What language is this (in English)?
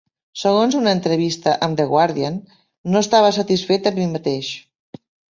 Catalan